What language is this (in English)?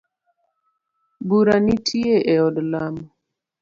Luo (Kenya and Tanzania)